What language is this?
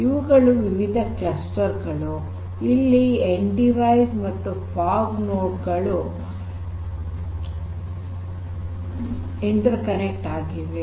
Kannada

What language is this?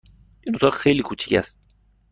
Persian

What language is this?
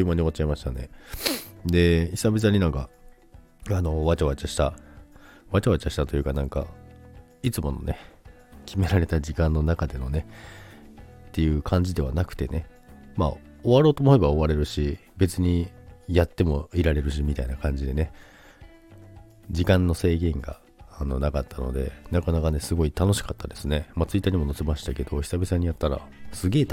Japanese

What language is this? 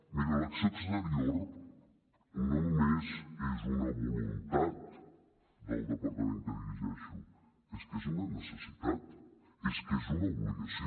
Catalan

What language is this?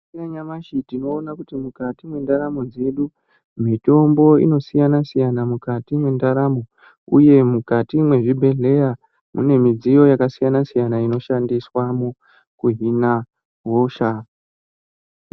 Ndau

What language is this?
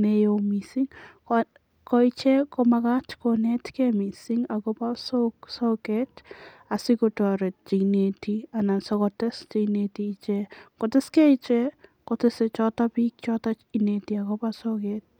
Kalenjin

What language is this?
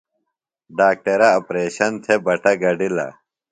Phalura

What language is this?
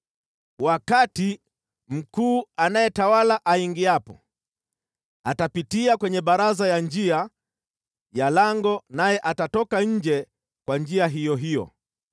Swahili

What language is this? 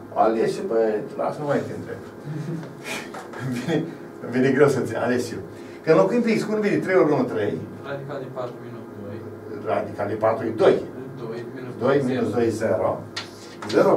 Romanian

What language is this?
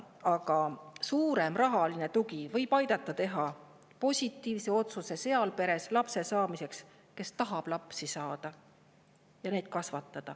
Estonian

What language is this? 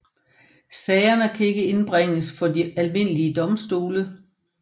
Danish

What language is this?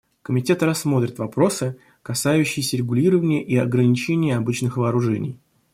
Russian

